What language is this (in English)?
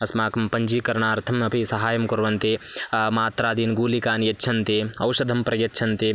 Sanskrit